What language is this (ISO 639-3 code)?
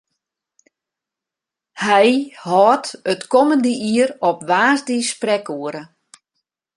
fry